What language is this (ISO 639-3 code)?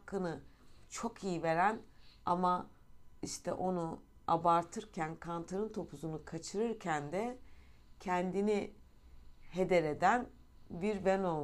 tur